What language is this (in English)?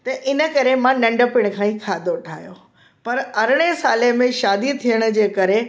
Sindhi